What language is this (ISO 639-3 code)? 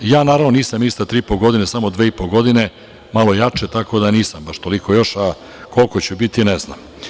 srp